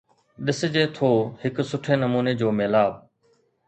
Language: Sindhi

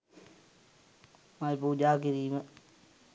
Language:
Sinhala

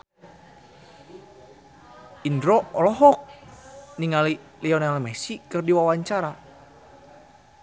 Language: Sundanese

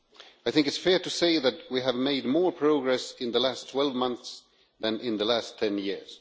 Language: English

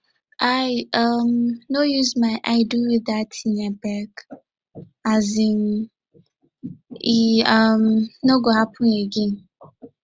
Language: Nigerian Pidgin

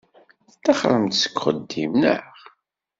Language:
Kabyle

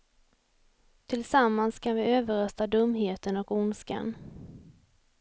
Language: Swedish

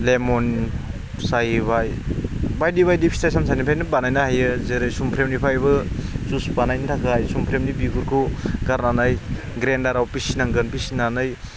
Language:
Bodo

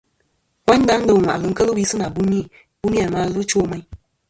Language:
Kom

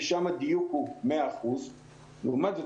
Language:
Hebrew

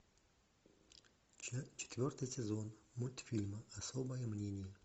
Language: Russian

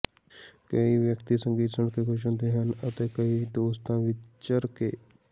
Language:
Punjabi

